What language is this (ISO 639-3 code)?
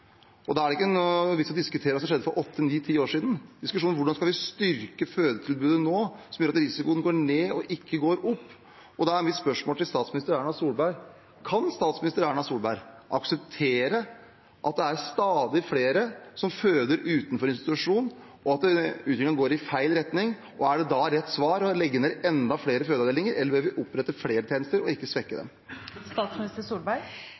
nob